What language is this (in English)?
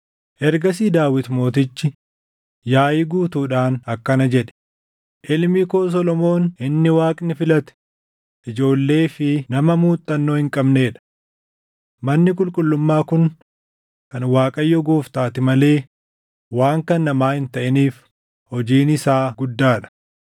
Oromo